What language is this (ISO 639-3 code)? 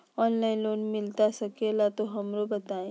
mag